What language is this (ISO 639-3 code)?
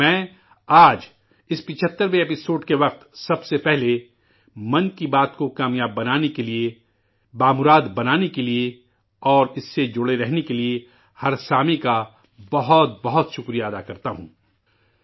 urd